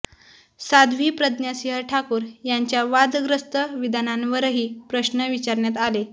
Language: Marathi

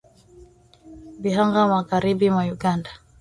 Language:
Swahili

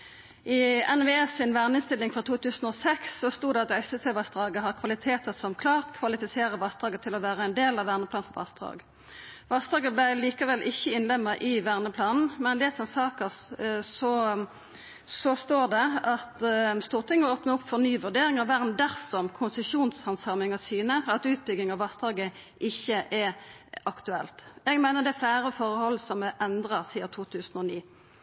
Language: Norwegian Nynorsk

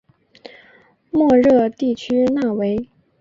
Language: Chinese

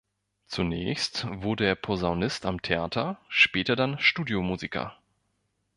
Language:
German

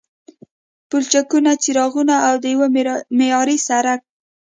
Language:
Pashto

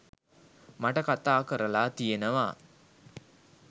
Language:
Sinhala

